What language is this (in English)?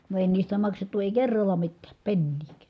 Finnish